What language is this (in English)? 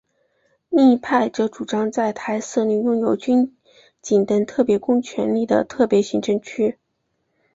Chinese